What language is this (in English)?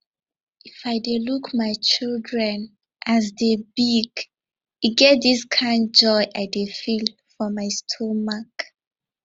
Nigerian Pidgin